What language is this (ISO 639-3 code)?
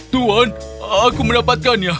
ind